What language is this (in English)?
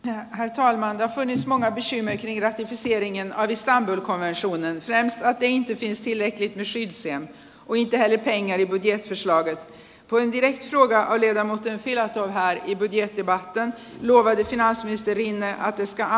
Finnish